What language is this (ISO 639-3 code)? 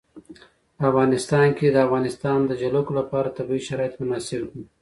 pus